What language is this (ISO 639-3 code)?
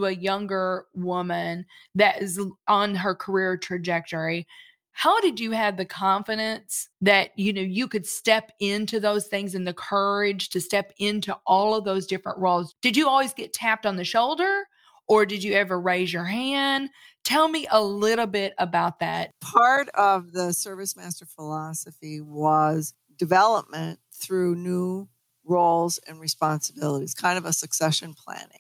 eng